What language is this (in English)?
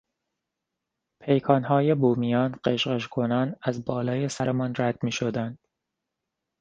Persian